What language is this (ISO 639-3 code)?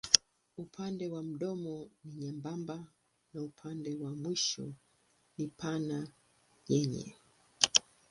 swa